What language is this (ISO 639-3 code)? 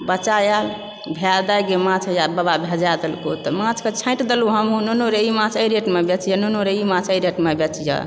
mai